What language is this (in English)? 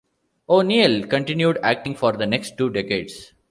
English